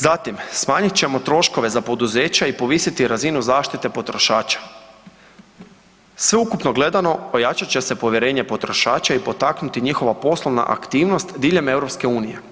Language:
Croatian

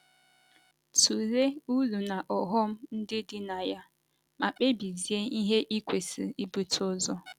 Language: Igbo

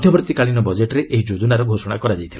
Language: Odia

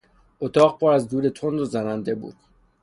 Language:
Persian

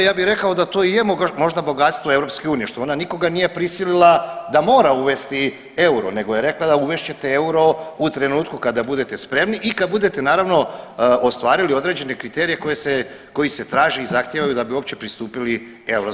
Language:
Croatian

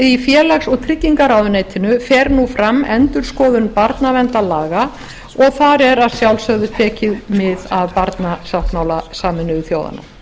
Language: Icelandic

